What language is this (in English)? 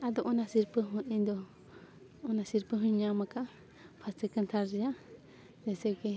Santali